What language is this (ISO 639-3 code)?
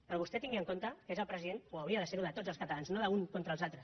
cat